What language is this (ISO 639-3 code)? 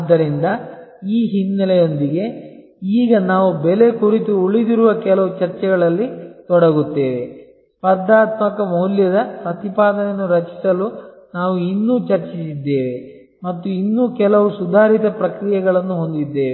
kan